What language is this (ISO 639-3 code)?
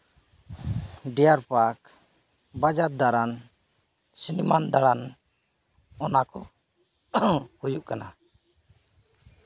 sat